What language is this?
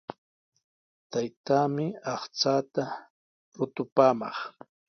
Sihuas Ancash Quechua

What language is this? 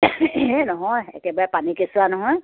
Assamese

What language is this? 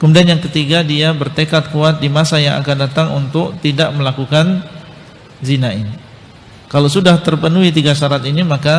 Indonesian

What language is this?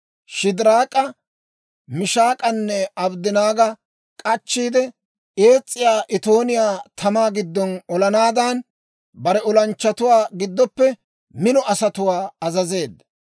Dawro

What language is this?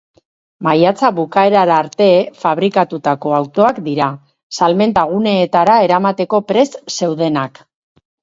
Basque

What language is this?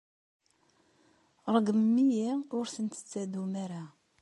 Kabyle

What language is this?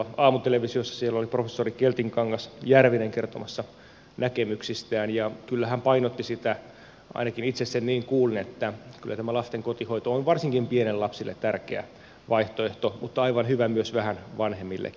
Finnish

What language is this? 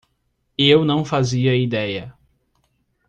Portuguese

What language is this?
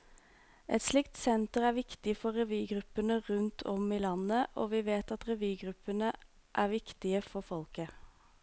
Norwegian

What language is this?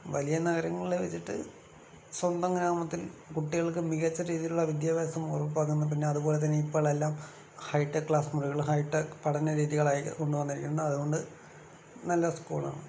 Malayalam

